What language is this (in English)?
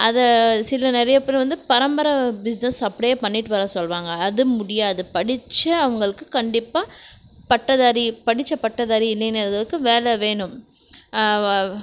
Tamil